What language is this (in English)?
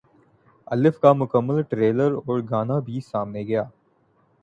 Urdu